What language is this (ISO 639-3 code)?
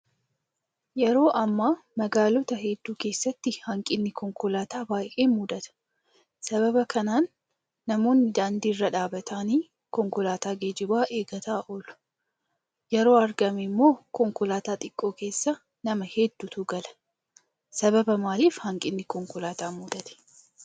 orm